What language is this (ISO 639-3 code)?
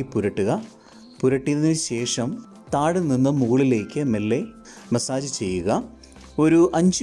mal